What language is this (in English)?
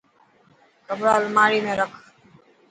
Dhatki